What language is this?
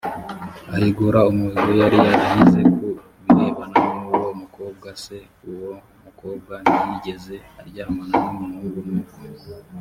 Kinyarwanda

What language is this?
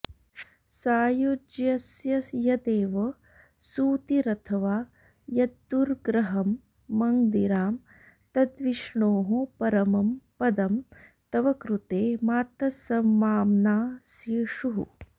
Sanskrit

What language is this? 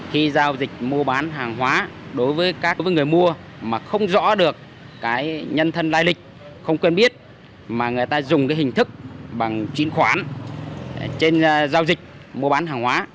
Vietnamese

